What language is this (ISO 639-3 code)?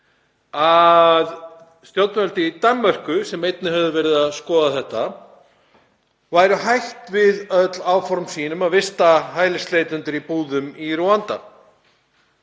isl